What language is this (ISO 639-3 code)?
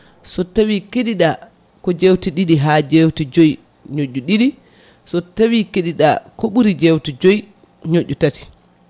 ful